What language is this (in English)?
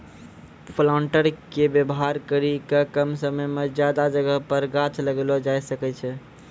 Maithili